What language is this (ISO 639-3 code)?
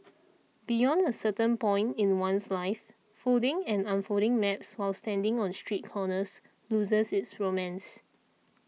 eng